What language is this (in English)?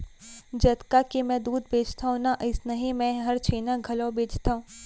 Chhattisgarhi